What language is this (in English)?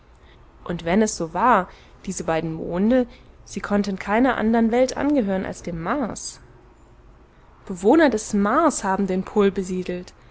German